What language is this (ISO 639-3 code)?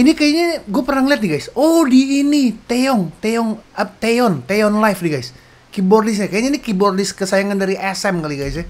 ind